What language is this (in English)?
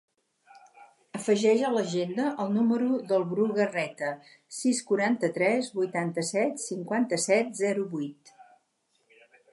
Catalan